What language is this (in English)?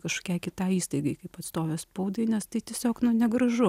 Lithuanian